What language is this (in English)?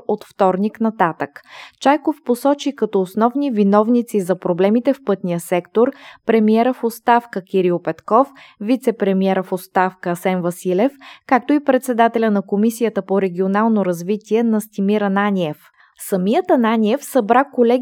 Bulgarian